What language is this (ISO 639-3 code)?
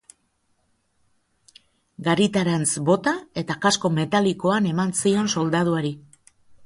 eus